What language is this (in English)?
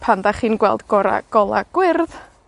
Welsh